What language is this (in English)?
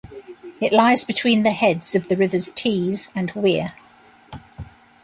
English